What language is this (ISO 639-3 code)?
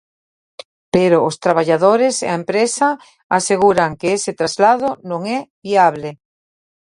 glg